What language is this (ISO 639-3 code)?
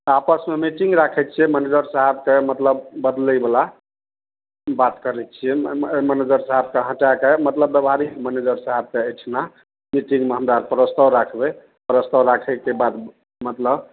mai